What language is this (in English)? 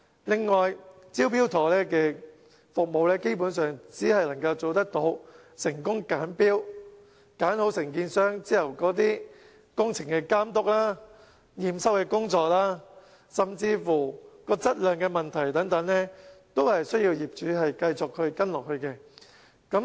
Cantonese